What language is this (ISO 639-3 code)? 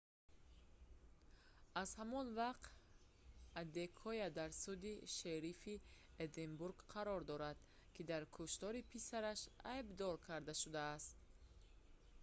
tgk